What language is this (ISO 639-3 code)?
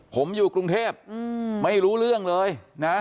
tha